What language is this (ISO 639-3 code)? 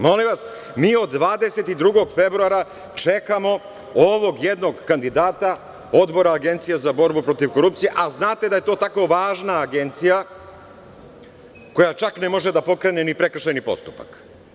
srp